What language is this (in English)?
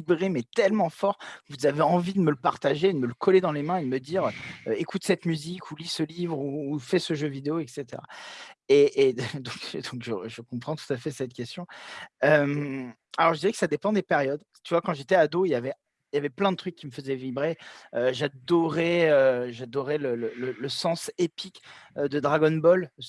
French